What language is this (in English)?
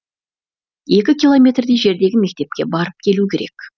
Kazakh